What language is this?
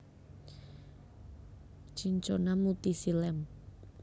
Javanese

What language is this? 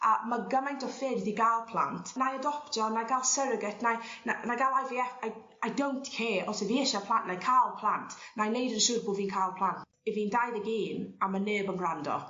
Welsh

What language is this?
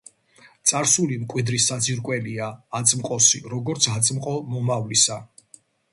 Georgian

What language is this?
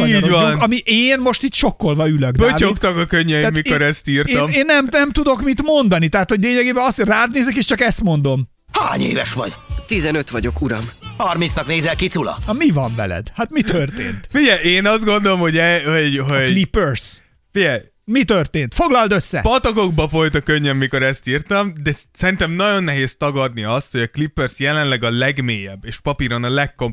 Hungarian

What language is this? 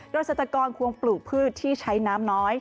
Thai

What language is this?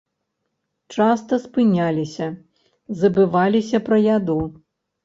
Belarusian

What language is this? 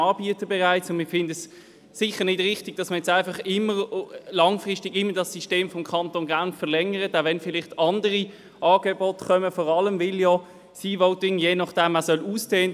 Swiss German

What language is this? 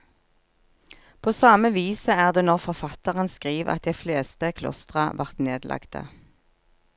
Norwegian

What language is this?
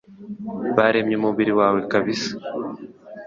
Kinyarwanda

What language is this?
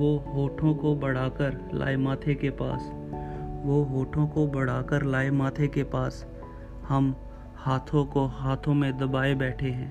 Hindi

